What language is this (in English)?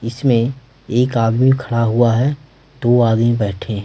Hindi